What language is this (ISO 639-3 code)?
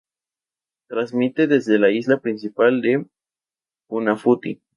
spa